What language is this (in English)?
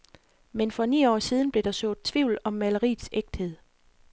Danish